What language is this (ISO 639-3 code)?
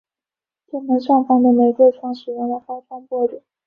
zho